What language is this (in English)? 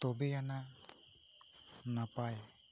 Santali